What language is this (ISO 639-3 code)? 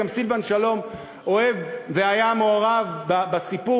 heb